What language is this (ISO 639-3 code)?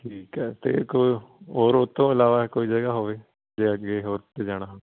pan